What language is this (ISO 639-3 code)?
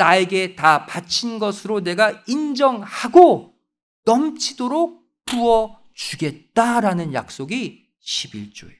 kor